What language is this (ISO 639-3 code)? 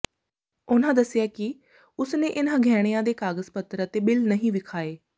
pan